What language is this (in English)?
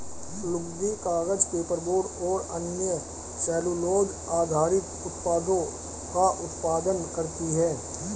Hindi